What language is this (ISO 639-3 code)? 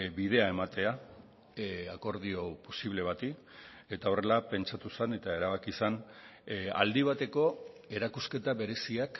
eus